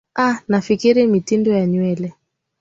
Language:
Swahili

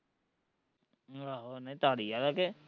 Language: Punjabi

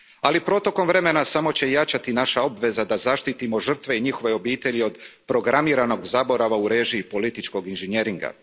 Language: Croatian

